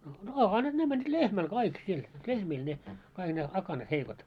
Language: Finnish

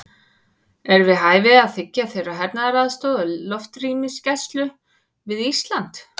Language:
Icelandic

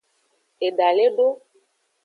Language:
Aja (Benin)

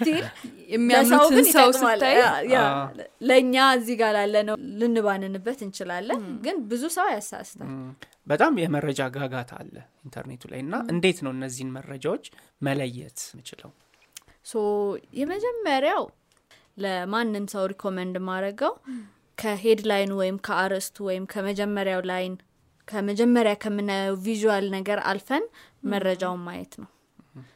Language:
Amharic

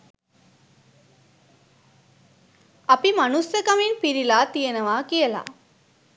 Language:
Sinhala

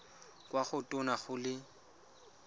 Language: Tswana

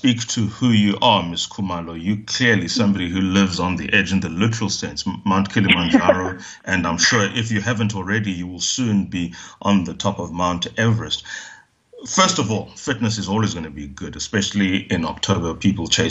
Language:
English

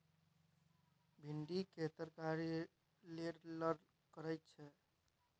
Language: Maithili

